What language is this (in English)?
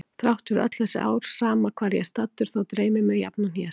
Icelandic